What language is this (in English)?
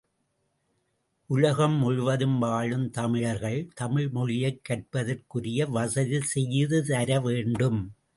Tamil